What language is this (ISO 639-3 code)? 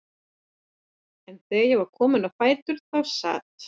isl